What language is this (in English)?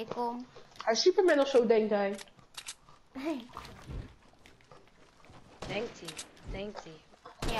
Dutch